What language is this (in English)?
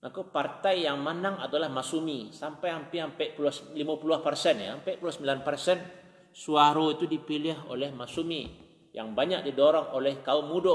Malay